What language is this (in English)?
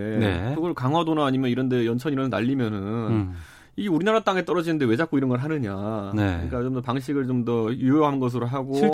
Korean